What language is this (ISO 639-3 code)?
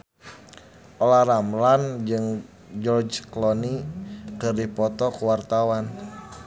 sun